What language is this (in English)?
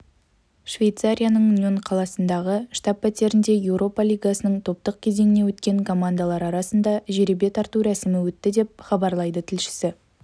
Kazakh